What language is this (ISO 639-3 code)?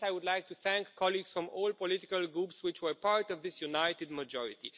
eng